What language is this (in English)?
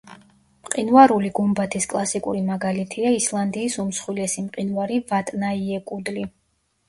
Georgian